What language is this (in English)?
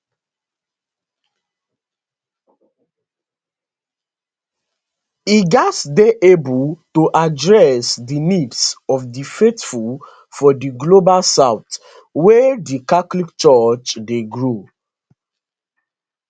Nigerian Pidgin